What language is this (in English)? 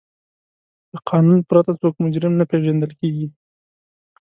Pashto